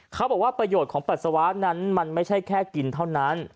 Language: Thai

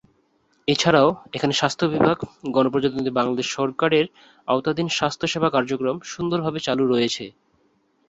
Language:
Bangla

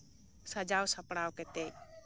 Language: Santali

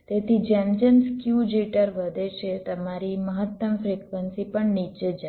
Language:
Gujarati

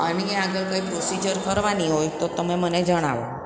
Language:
Gujarati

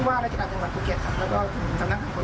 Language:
Thai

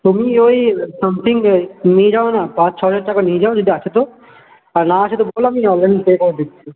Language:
Bangla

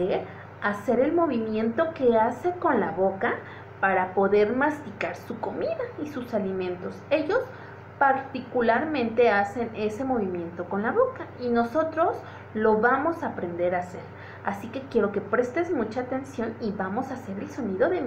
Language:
Spanish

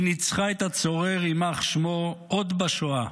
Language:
Hebrew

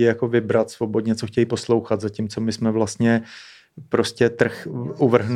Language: Czech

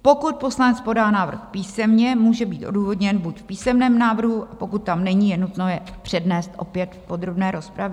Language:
Czech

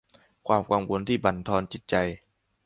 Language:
Thai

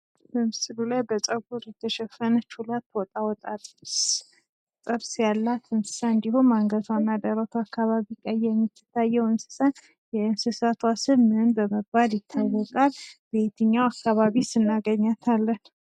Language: Amharic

